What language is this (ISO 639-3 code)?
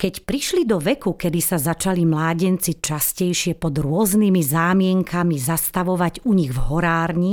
slk